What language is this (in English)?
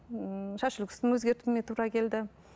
Kazakh